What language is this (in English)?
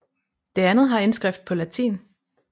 Danish